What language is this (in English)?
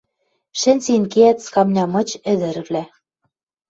Western Mari